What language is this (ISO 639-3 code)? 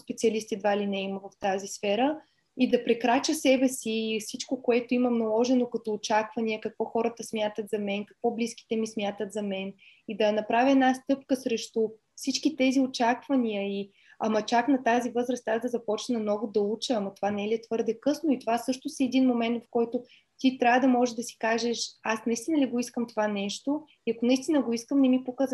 bul